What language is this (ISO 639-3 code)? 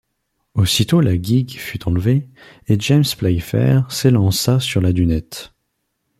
fra